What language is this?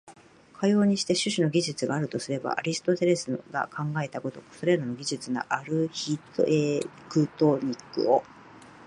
Japanese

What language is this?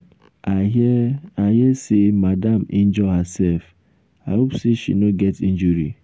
Nigerian Pidgin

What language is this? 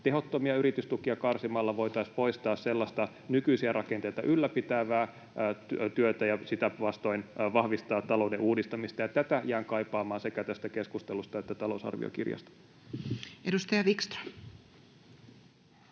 Finnish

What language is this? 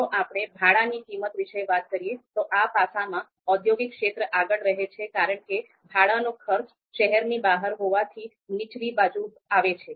Gujarati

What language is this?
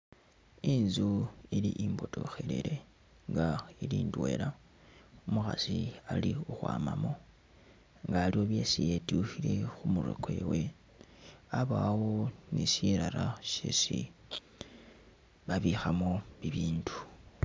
Masaaba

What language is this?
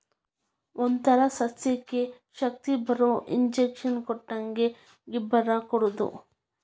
Kannada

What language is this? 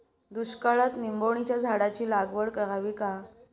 Marathi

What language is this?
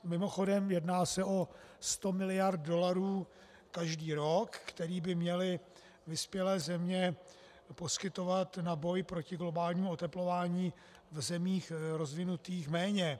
Czech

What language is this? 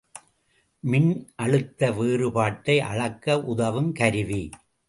Tamil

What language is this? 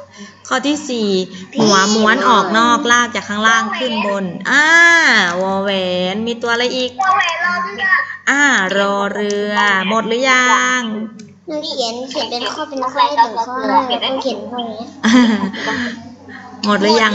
Thai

